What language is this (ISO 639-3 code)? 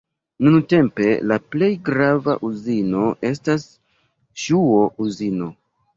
epo